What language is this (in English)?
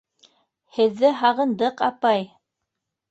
Bashkir